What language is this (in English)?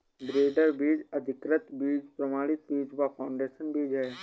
Hindi